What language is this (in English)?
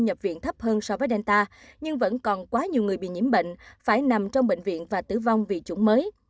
Vietnamese